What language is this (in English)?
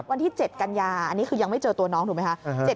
Thai